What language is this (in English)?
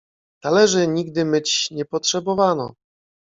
Polish